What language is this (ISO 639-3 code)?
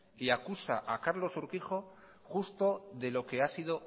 spa